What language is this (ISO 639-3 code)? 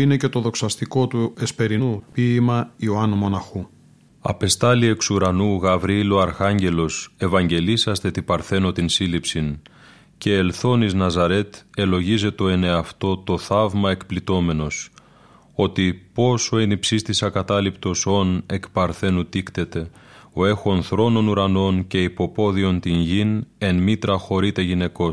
ell